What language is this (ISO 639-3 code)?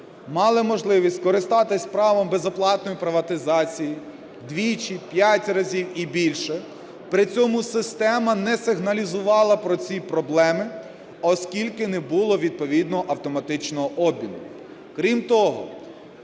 ukr